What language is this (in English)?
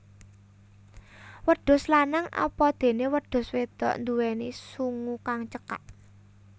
Javanese